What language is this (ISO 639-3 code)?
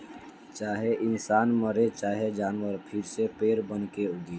bho